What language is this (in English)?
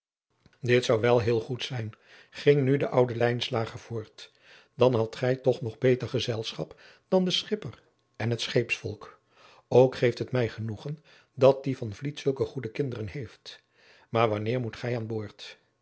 Dutch